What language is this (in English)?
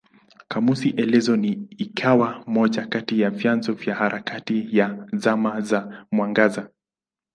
Swahili